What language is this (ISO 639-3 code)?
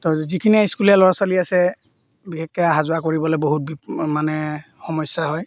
asm